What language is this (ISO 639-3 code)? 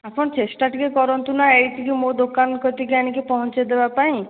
ori